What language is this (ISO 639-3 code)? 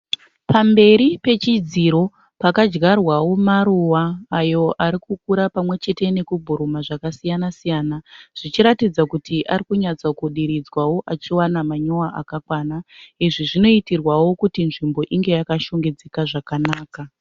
sna